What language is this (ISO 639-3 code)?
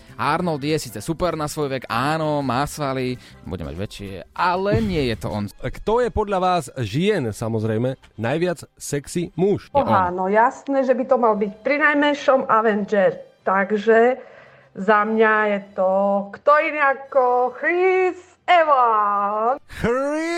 slk